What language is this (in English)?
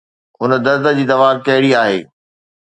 Sindhi